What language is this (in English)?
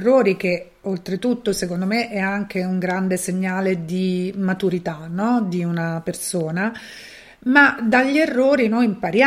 Italian